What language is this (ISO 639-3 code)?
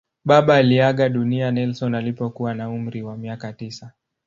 swa